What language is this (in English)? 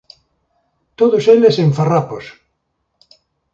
Galician